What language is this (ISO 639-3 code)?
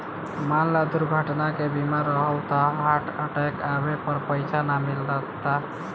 bho